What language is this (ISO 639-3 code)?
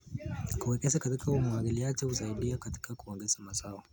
kln